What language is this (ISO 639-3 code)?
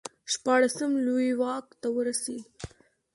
pus